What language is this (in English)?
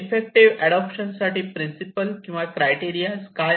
Marathi